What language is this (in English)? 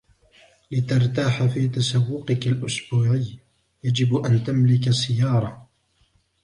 Arabic